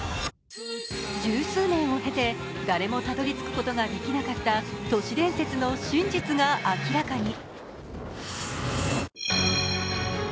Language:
Japanese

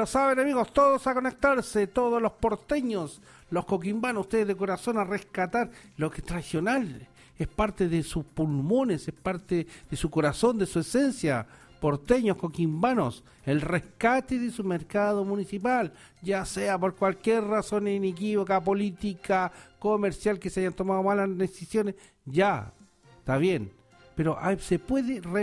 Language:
Spanish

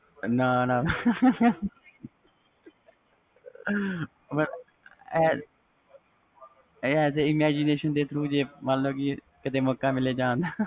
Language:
Punjabi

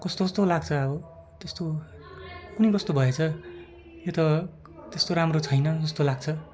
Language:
Nepali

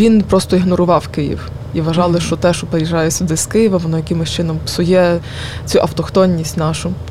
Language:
Ukrainian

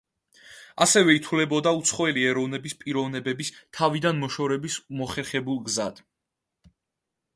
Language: Georgian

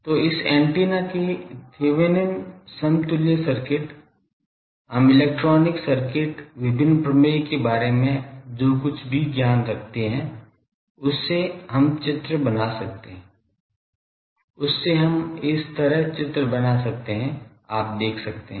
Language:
Hindi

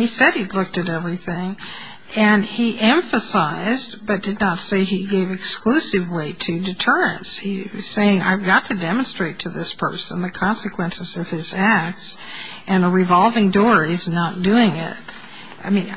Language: English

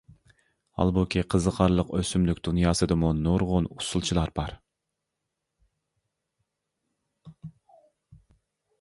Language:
Uyghur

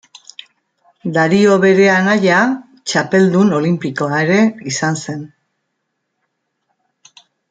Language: Basque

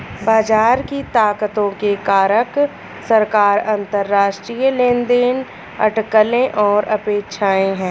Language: Hindi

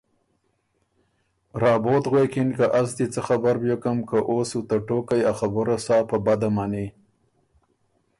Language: Ormuri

